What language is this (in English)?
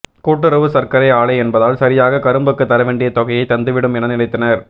Tamil